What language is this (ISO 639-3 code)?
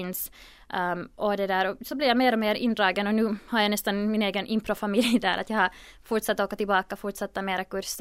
swe